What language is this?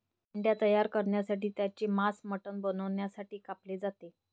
Marathi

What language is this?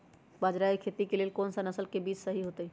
Magahi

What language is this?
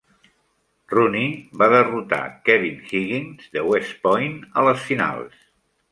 Catalan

